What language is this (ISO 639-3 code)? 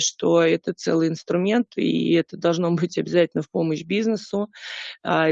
rus